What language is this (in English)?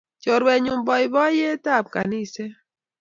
Kalenjin